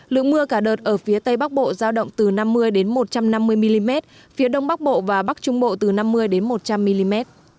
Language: Vietnamese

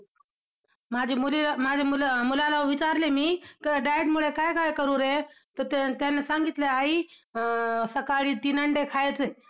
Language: Marathi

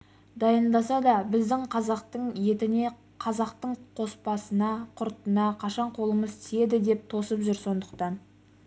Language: Kazakh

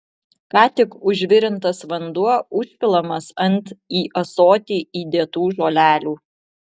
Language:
Lithuanian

